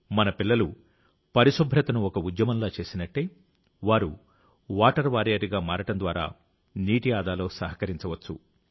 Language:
Telugu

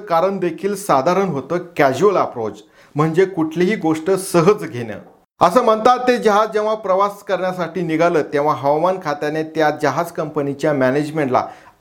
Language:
Marathi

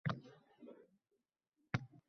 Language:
Uzbek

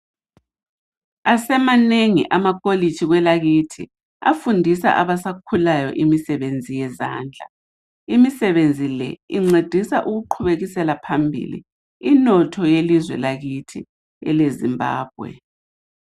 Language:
North Ndebele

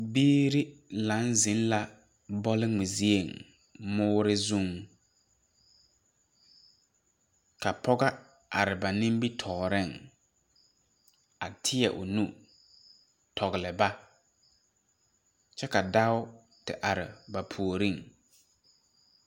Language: Southern Dagaare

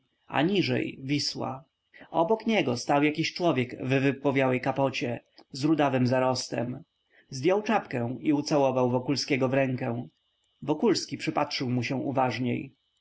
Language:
Polish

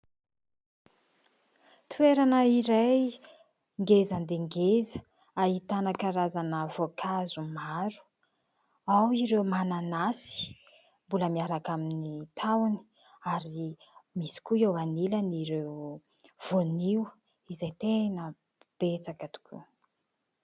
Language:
Malagasy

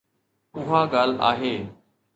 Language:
Sindhi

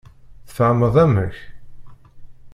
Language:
Kabyle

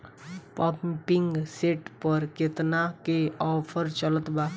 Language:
Bhojpuri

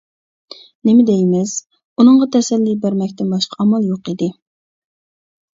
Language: Uyghur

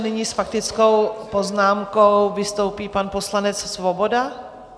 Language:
Czech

